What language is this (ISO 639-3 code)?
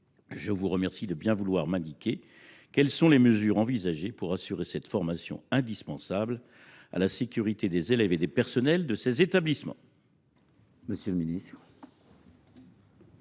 fra